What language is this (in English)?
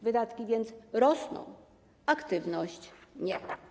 Polish